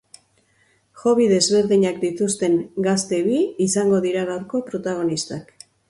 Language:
Basque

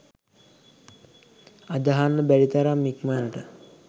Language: Sinhala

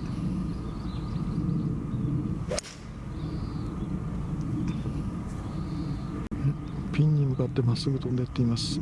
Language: Japanese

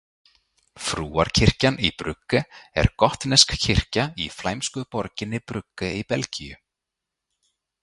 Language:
Icelandic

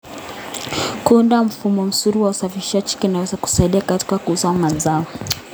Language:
Kalenjin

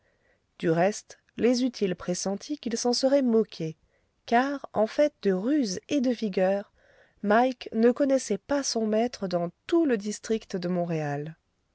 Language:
French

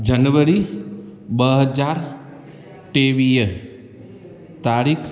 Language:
Sindhi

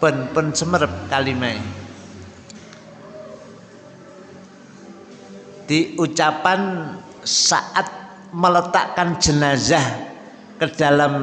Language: Indonesian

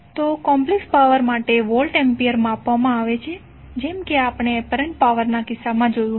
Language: Gujarati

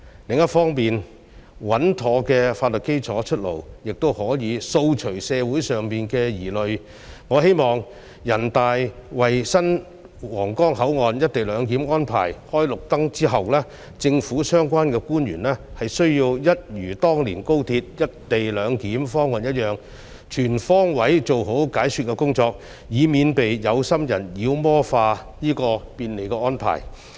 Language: Cantonese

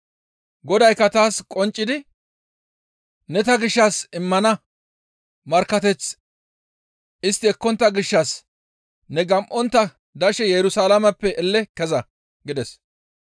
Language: Gamo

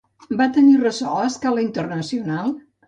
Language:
Catalan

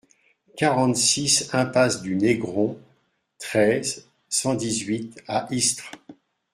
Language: French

